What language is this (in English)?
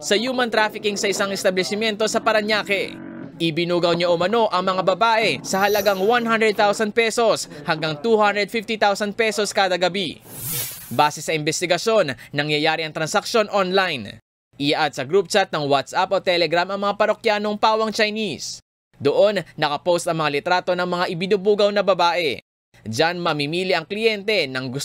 Filipino